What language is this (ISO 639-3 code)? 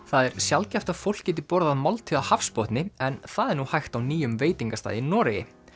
isl